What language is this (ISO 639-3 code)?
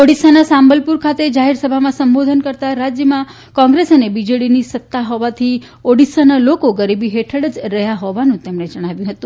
guj